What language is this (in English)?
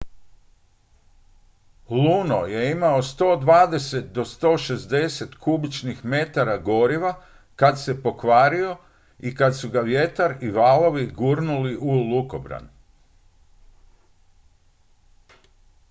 Croatian